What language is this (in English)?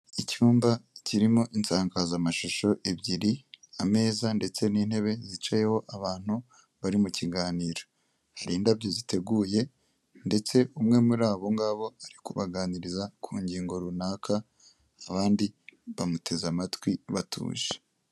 Kinyarwanda